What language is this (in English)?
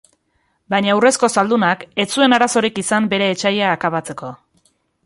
Basque